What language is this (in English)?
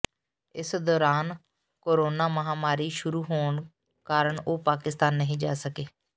Punjabi